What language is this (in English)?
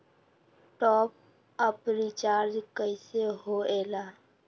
Magahi